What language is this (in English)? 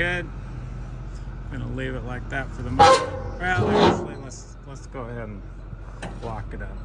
English